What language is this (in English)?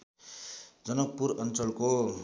Nepali